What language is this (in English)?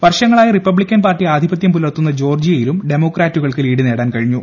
Malayalam